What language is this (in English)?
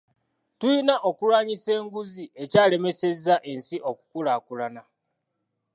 Ganda